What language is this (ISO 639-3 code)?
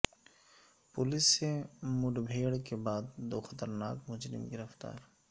urd